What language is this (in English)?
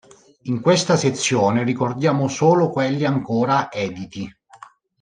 Italian